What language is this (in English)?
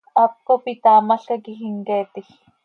Seri